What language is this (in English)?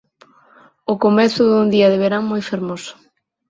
Galician